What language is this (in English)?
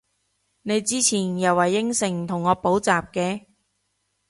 Cantonese